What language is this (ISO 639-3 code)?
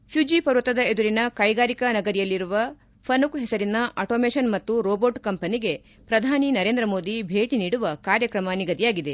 kan